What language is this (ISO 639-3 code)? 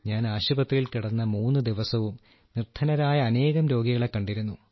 mal